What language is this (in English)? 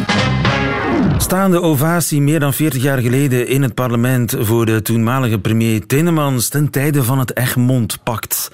Dutch